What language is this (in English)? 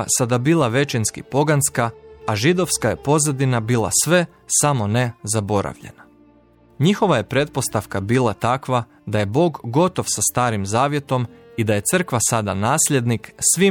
Croatian